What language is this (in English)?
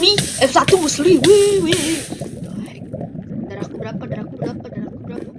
Indonesian